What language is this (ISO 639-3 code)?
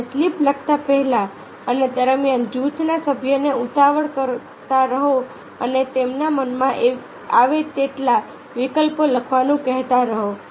guj